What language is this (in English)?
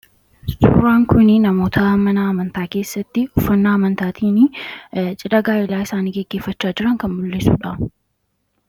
Oromo